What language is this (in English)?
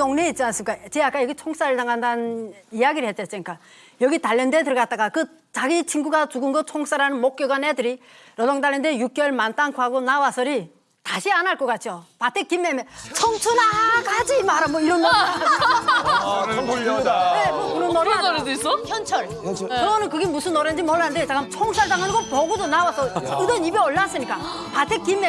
Korean